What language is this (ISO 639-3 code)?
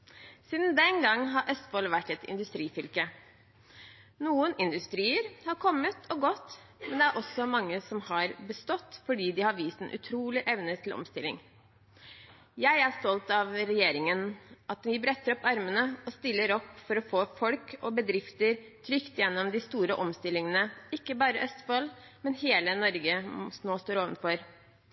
nob